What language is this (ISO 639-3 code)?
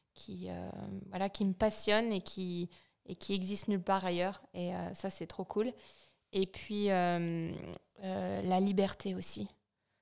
fra